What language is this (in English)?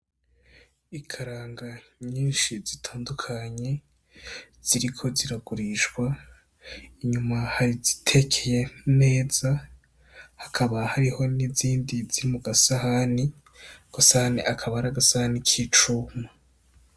Rundi